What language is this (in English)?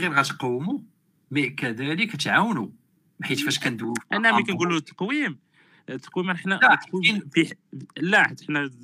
Arabic